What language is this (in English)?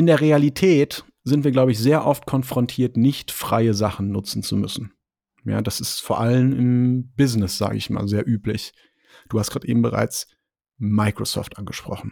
German